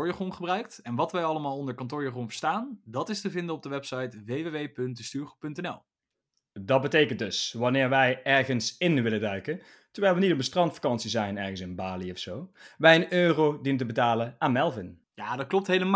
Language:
Dutch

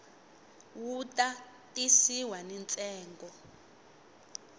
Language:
Tsonga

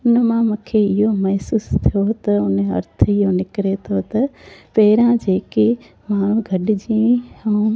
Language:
Sindhi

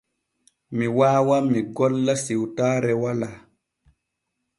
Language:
Borgu Fulfulde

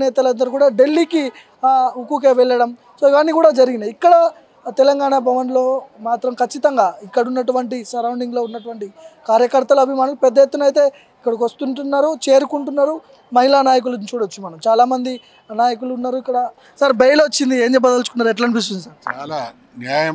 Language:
Telugu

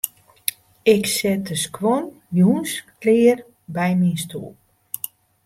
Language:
Western Frisian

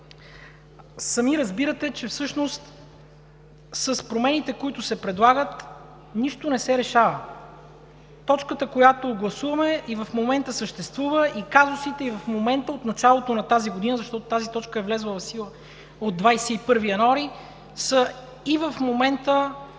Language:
Bulgarian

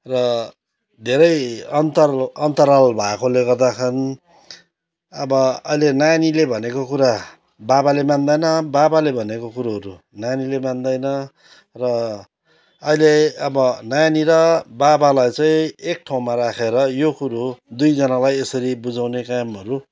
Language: Nepali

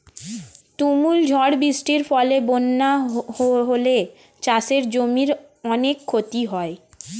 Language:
Bangla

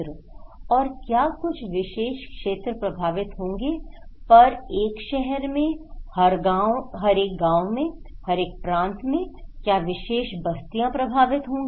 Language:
Hindi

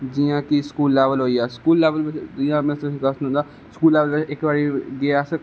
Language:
Dogri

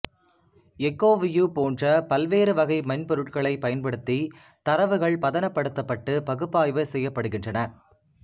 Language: Tamil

